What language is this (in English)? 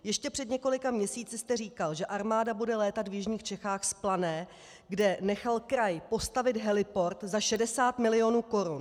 Czech